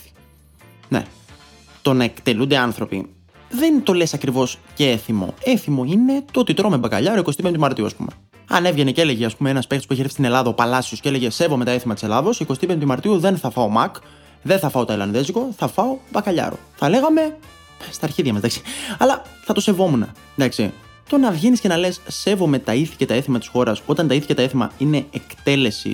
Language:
Greek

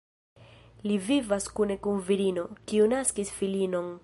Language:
Esperanto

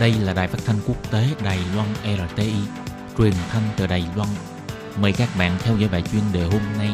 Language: Vietnamese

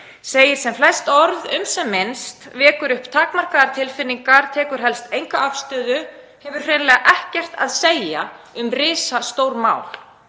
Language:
Icelandic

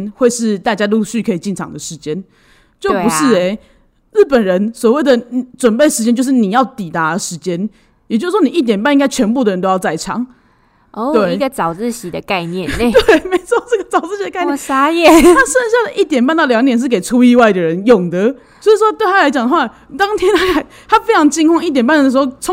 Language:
Chinese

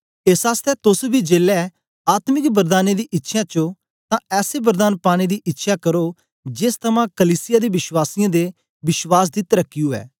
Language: Dogri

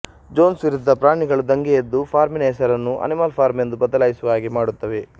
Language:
Kannada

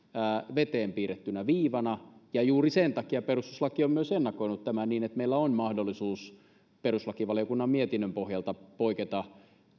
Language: Finnish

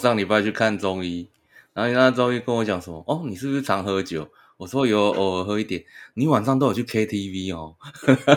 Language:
Chinese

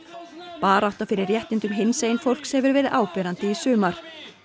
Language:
Icelandic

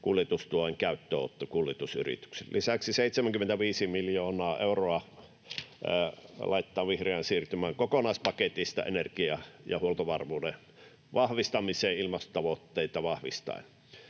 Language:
Finnish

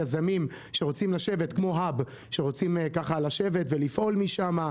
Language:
Hebrew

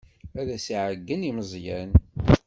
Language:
Kabyle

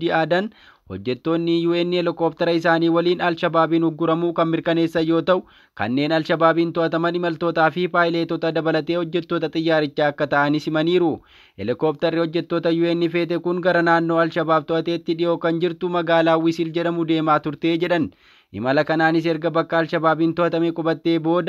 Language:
Filipino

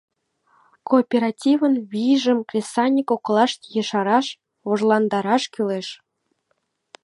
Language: Mari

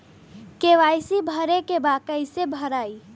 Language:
Bhojpuri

